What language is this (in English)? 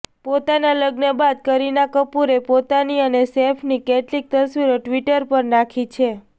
Gujarati